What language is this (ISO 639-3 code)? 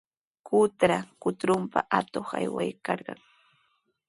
qws